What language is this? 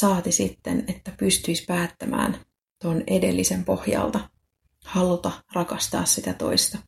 Finnish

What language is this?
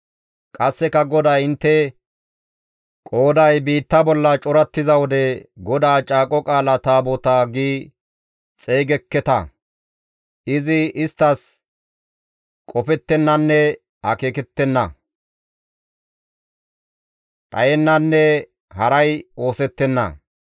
Gamo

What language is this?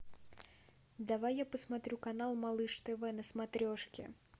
Russian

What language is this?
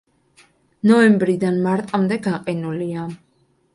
Georgian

